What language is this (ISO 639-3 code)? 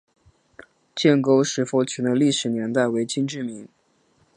zho